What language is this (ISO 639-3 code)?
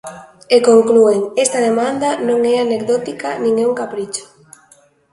glg